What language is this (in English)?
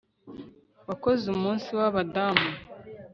Kinyarwanda